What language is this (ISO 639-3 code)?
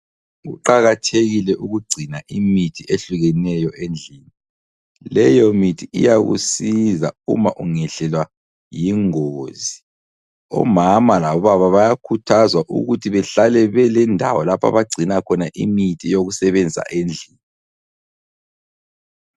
nde